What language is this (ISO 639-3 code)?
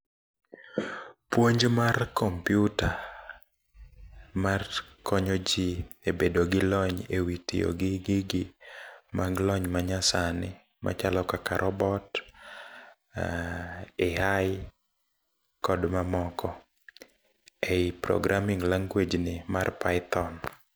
luo